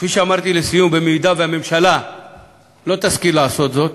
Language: Hebrew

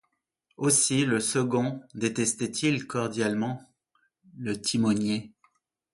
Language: French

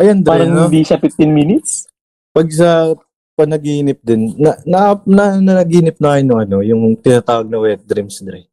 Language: Filipino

